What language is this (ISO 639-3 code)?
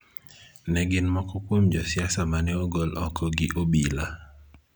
luo